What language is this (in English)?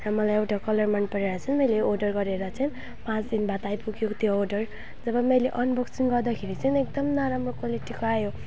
Nepali